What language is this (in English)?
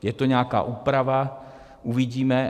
Czech